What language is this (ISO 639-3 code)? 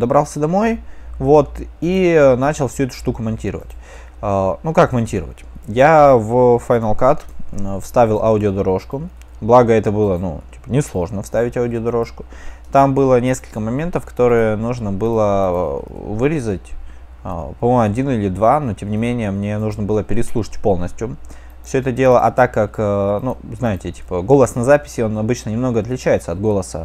rus